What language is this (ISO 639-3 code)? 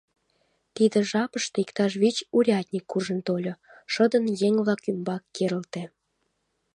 chm